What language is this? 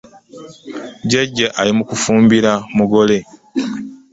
Ganda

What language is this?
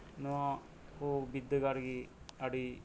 Santali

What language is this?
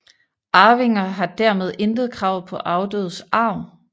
Danish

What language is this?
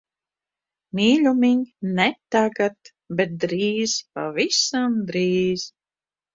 Latvian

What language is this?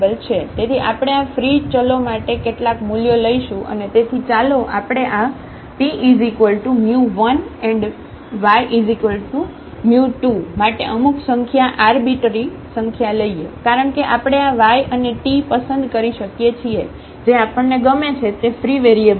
Gujarati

